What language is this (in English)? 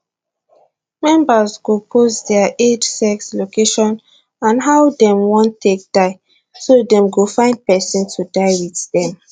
Nigerian Pidgin